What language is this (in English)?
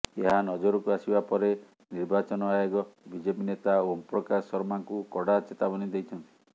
Odia